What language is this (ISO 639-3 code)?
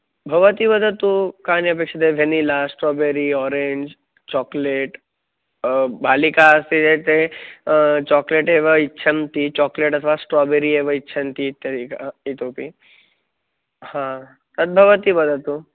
san